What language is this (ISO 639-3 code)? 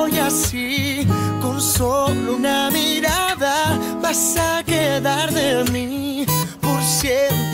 spa